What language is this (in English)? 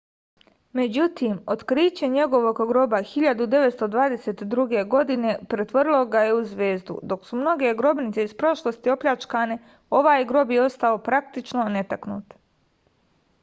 Serbian